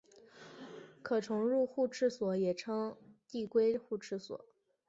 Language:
Chinese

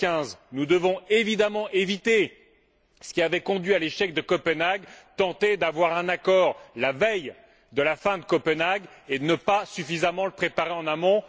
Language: French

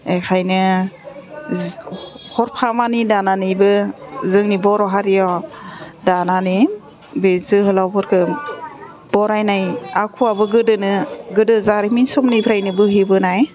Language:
Bodo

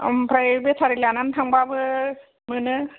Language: Bodo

